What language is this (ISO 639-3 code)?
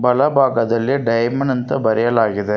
kan